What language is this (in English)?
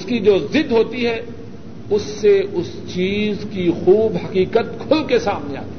Urdu